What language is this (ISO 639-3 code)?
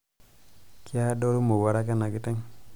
mas